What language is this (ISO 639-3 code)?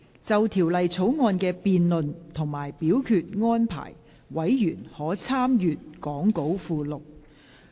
yue